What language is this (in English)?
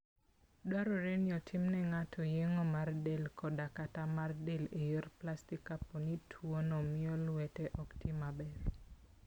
Luo (Kenya and Tanzania)